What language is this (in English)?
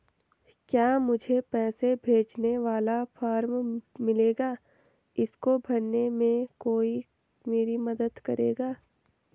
Hindi